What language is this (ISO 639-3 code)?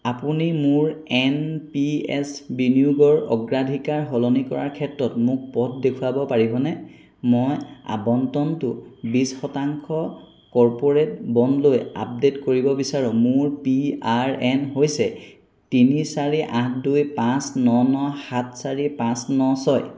asm